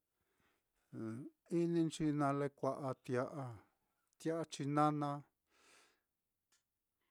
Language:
Mitlatongo Mixtec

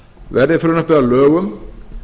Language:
Icelandic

